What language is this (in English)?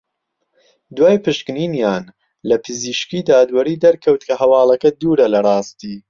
Central Kurdish